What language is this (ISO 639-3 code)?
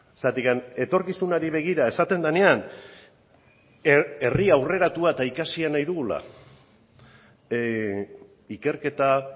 eus